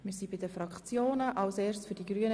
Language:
Swiss German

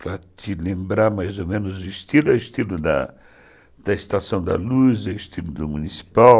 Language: Portuguese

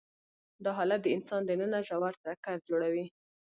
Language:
Pashto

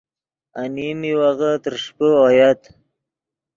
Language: Yidgha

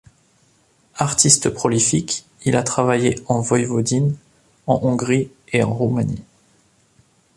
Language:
French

